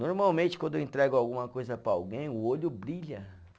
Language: Portuguese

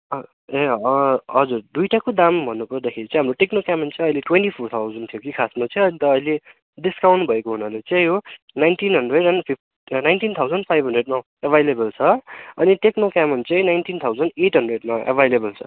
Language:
Nepali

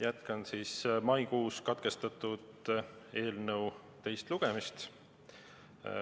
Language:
Estonian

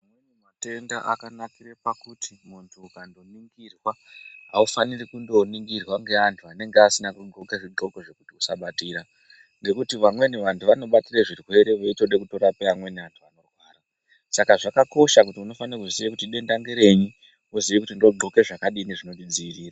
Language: Ndau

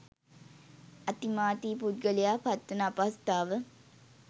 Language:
Sinhala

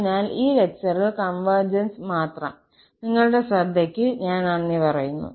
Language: Malayalam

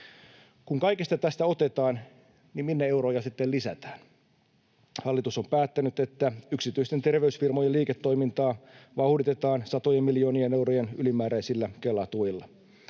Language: Finnish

